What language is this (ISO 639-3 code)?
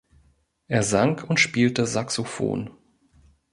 deu